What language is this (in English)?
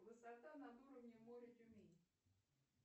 Russian